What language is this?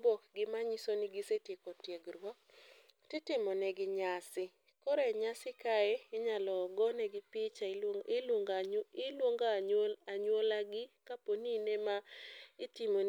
Luo (Kenya and Tanzania)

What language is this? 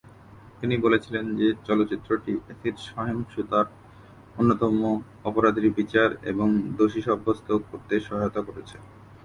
Bangla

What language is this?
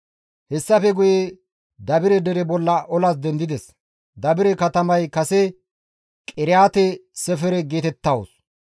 Gamo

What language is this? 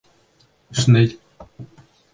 Bashkir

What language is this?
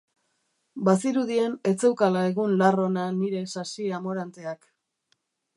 Basque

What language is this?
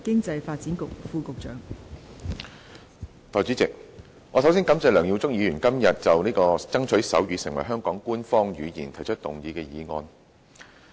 Cantonese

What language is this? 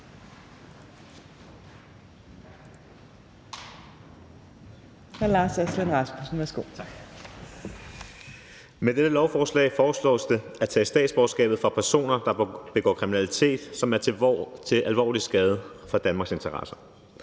Danish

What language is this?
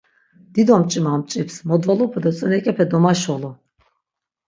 Laz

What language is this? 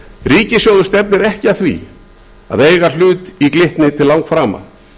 Icelandic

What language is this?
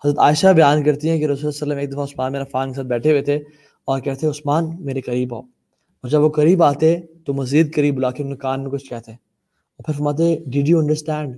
Urdu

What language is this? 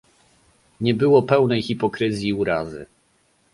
Polish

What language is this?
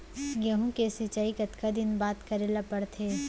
Chhattisgarhi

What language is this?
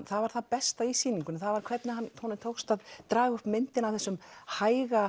Icelandic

